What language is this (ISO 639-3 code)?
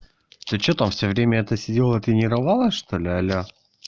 rus